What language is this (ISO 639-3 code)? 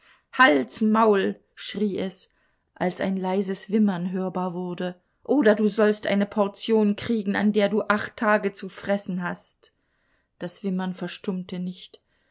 deu